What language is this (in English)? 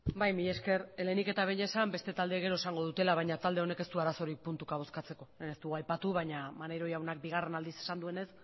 Basque